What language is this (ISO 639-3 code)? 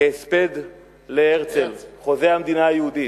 heb